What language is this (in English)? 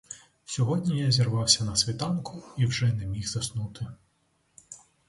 Ukrainian